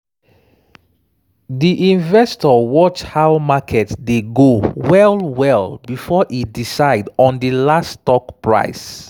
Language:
Nigerian Pidgin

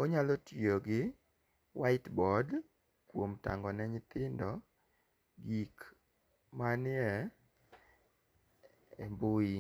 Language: Luo (Kenya and Tanzania)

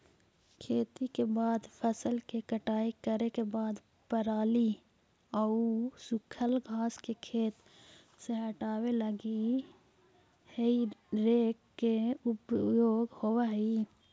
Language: Magahi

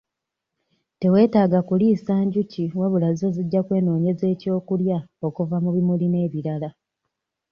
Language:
Ganda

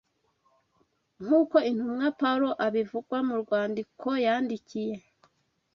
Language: Kinyarwanda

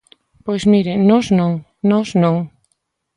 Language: Galician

